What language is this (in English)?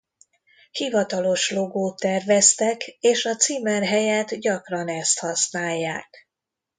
Hungarian